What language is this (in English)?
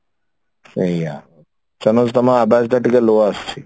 Odia